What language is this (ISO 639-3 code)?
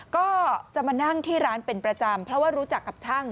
tha